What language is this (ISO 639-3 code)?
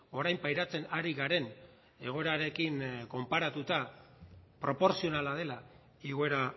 eus